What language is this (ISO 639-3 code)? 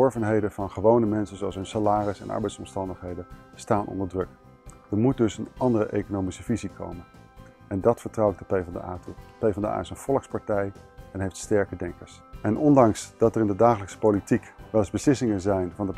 nld